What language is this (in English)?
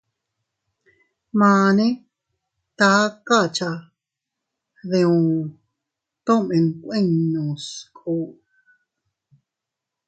Teutila Cuicatec